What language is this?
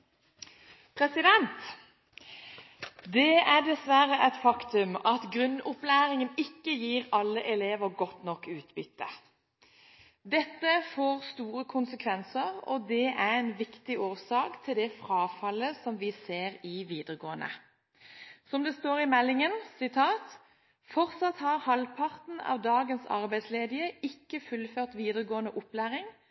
Norwegian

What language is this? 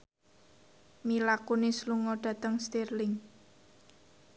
Javanese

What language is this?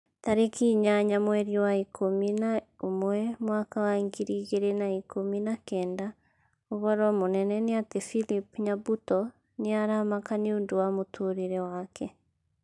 Kikuyu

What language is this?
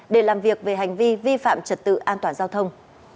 Vietnamese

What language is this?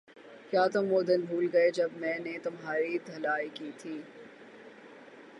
Urdu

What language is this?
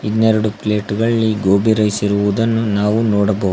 Kannada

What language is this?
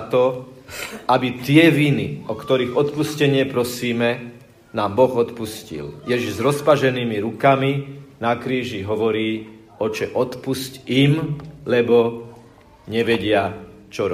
Slovak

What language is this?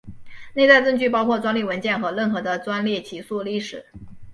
Chinese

